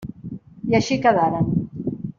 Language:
Catalan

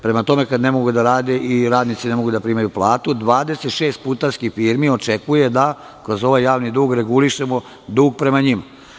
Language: Serbian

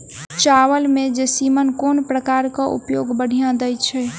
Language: Maithili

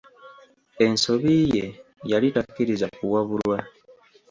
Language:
Ganda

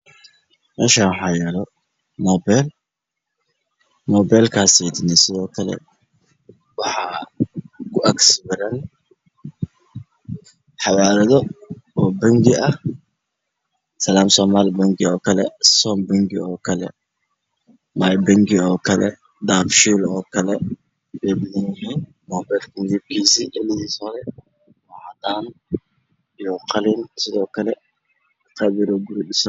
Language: Somali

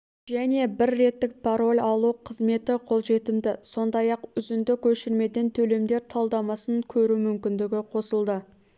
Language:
Kazakh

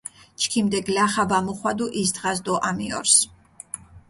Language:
Mingrelian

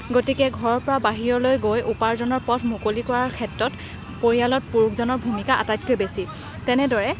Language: Assamese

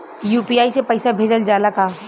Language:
Bhojpuri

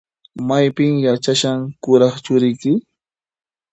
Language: Puno Quechua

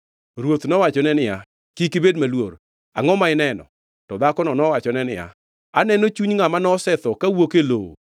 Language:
Luo (Kenya and Tanzania)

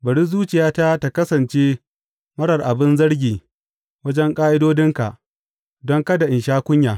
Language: Hausa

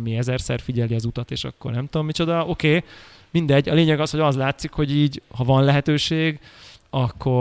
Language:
Hungarian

